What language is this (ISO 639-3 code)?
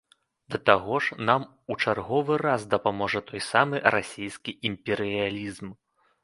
bel